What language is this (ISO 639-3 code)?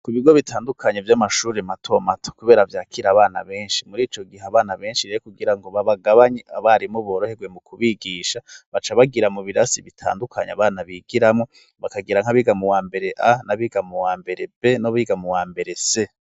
run